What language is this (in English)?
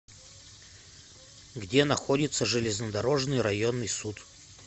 Russian